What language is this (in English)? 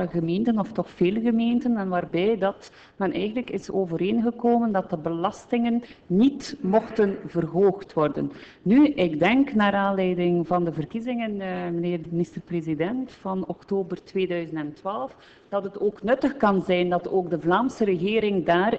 Dutch